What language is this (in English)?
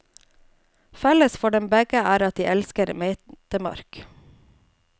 Norwegian